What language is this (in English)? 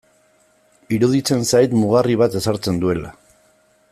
Basque